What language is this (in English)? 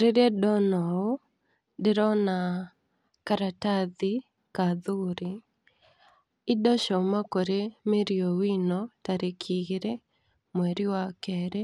Kikuyu